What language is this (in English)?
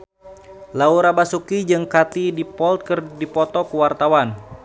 Sundanese